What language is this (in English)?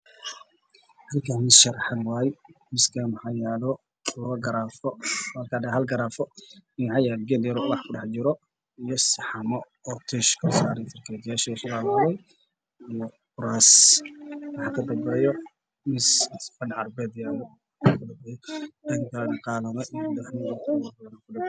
Somali